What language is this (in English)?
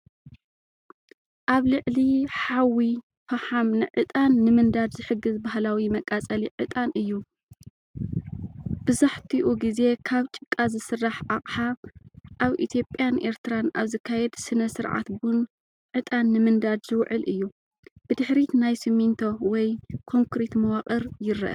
Tigrinya